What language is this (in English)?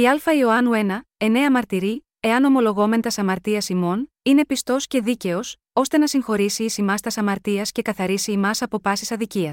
Greek